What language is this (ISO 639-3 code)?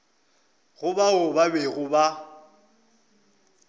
nso